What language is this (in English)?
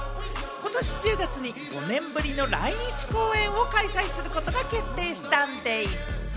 Japanese